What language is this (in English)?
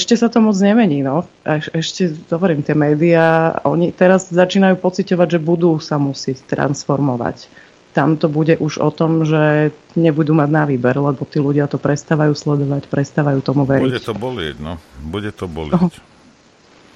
Slovak